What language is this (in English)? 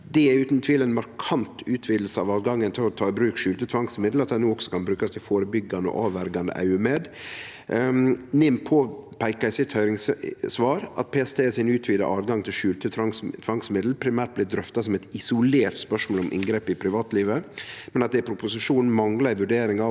Norwegian